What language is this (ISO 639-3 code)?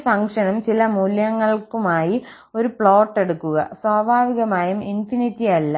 mal